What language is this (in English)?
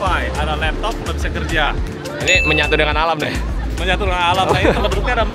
Indonesian